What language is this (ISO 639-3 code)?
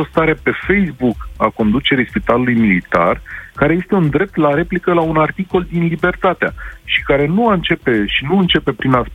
ron